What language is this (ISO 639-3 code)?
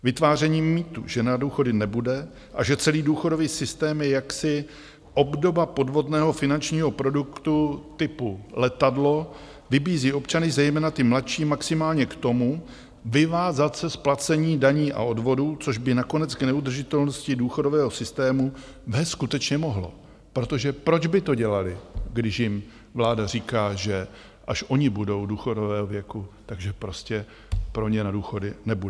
ces